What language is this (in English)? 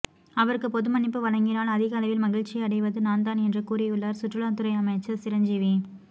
Tamil